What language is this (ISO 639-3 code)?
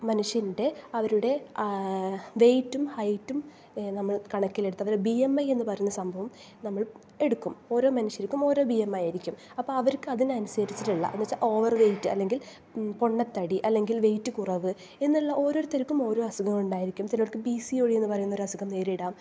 mal